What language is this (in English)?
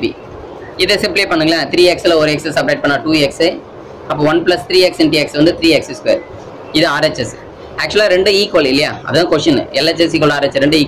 Hindi